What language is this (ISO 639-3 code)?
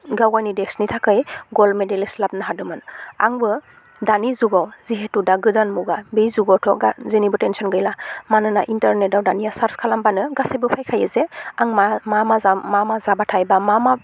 brx